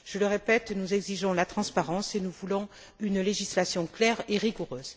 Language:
French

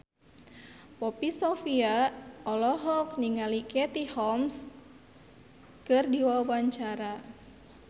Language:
Sundanese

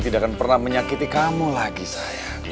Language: Indonesian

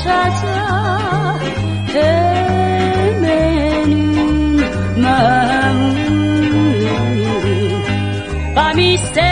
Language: Korean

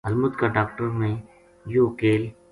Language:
Gujari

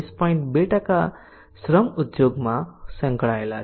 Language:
Gujarati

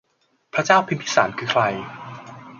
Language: Thai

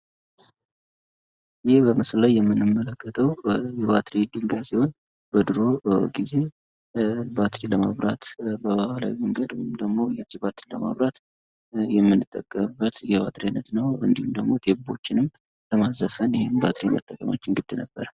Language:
Amharic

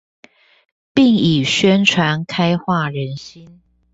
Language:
Chinese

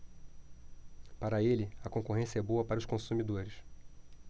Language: Portuguese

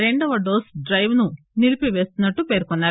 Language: Telugu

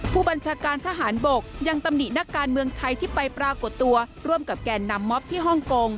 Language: Thai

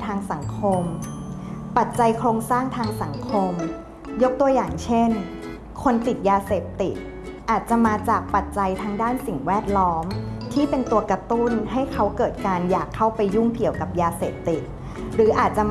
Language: Thai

